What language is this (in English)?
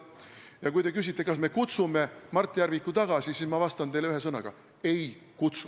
Estonian